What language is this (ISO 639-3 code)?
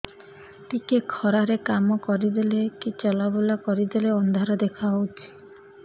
ori